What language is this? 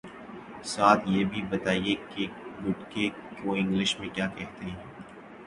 Urdu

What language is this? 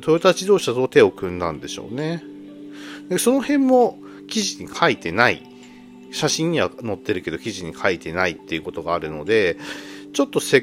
Japanese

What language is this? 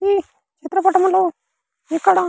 Telugu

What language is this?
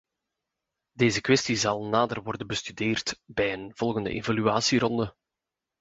Dutch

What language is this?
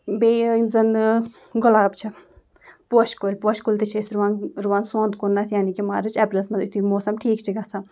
Kashmiri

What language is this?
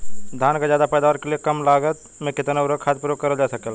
Bhojpuri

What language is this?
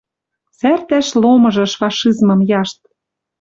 Western Mari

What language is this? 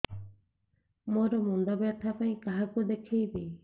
Odia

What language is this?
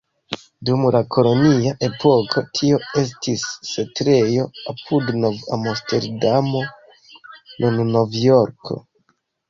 Esperanto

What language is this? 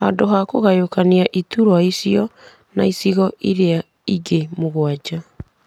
Kikuyu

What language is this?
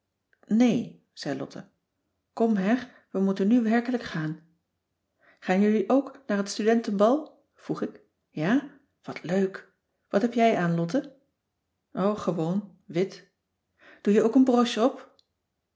Dutch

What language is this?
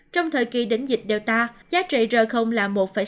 Vietnamese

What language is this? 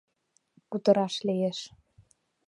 Mari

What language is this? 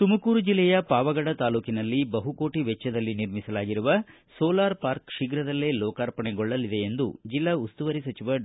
Kannada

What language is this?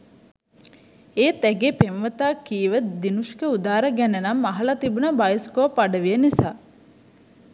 Sinhala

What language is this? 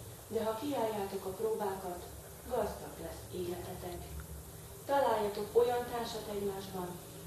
Hungarian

